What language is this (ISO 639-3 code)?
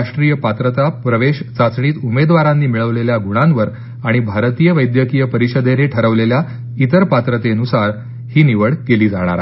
mar